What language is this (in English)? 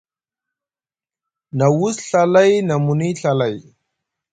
Musgu